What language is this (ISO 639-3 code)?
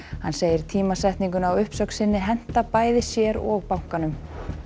isl